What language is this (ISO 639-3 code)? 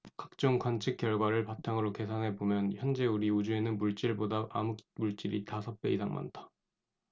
kor